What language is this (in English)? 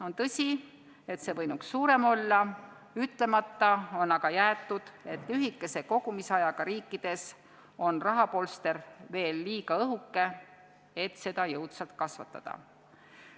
Estonian